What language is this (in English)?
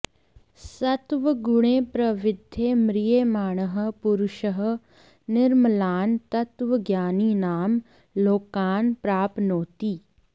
Sanskrit